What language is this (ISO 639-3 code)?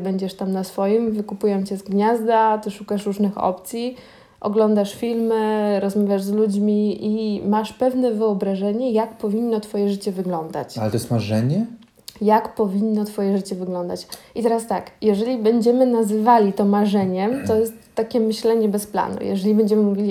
pol